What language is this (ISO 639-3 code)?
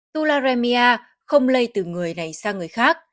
vie